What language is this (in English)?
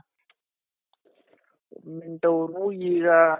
Kannada